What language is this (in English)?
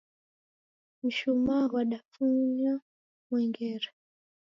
Taita